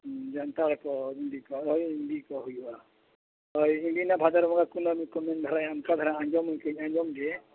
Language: Santali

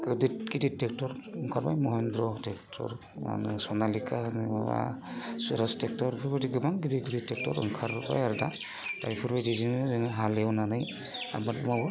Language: Bodo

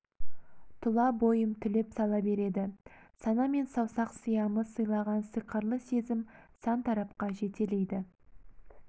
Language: Kazakh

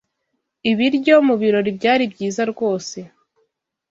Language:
Kinyarwanda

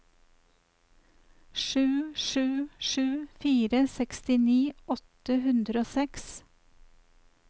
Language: Norwegian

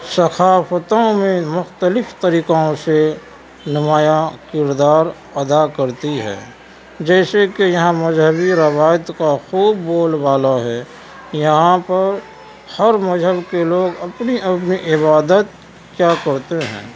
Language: Urdu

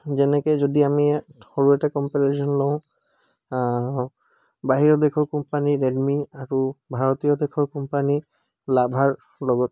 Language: Assamese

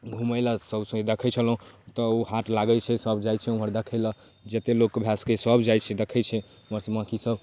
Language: Maithili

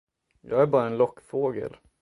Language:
Swedish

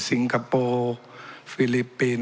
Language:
Thai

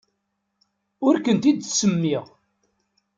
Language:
Kabyle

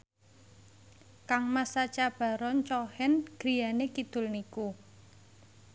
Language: Javanese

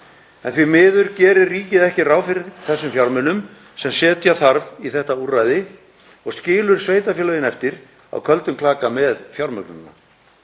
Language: Icelandic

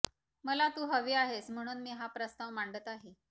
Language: Marathi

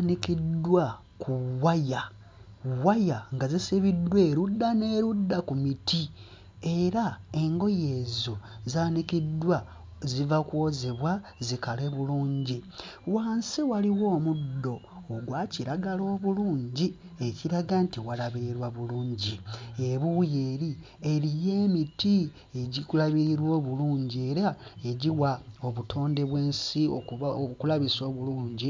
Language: Ganda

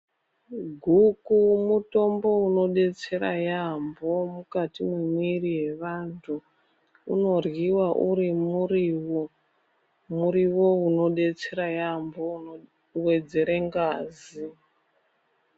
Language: Ndau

